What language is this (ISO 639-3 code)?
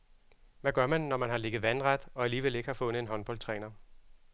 dan